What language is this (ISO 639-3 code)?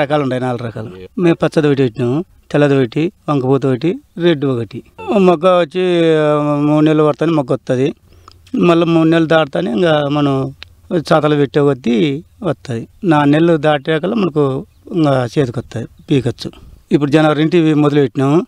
tel